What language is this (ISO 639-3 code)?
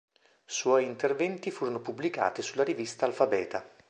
ita